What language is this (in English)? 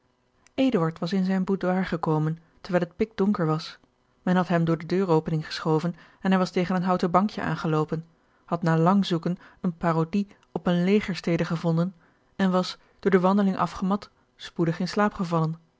Dutch